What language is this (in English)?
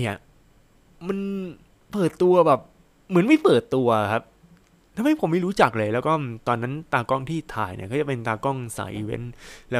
Thai